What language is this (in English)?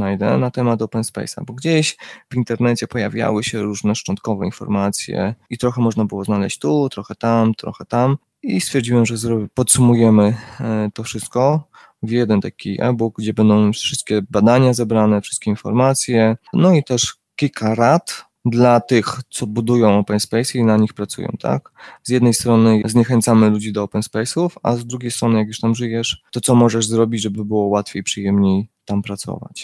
Polish